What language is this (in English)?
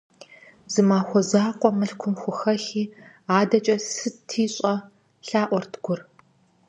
Kabardian